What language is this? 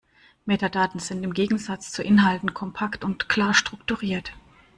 German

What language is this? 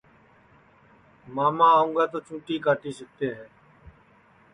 Sansi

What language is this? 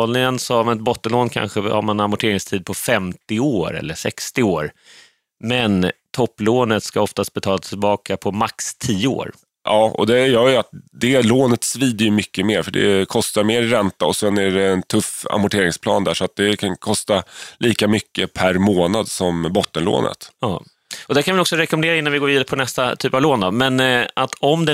Swedish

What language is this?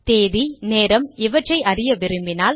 Tamil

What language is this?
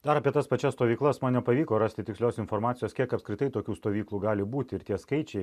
Lithuanian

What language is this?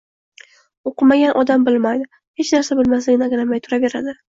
Uzbek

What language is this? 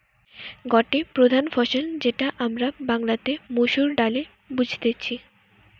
Bangla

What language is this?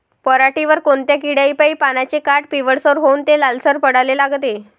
Marathi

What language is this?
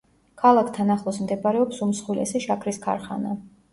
Georgian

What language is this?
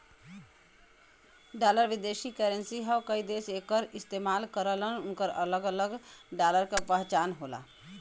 Bhojpuri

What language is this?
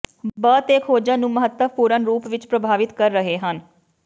Punjabi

